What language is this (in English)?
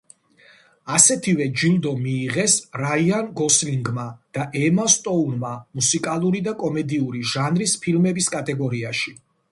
Georgian